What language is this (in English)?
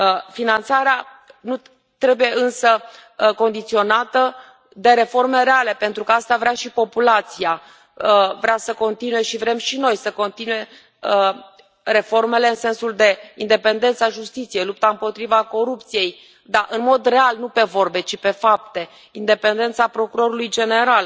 Romanian